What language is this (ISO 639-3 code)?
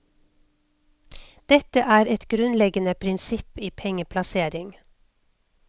nor